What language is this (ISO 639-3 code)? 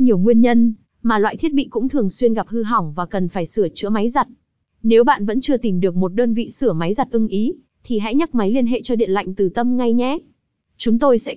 vie